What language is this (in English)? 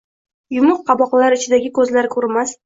Uzbek